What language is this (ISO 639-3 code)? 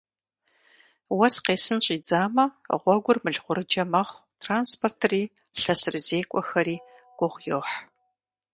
kbd